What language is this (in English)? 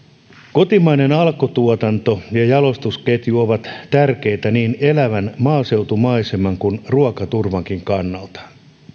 Finnish